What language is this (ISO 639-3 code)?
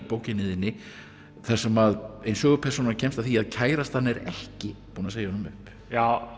isl